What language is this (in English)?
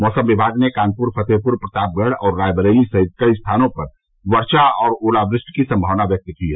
Hindi